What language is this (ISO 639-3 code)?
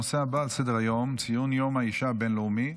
heb